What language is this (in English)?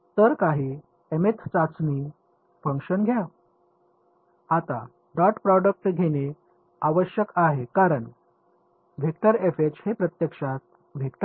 Marathi